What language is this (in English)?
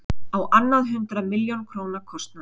Icelandic